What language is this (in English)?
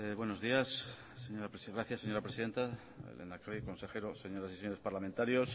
Spanish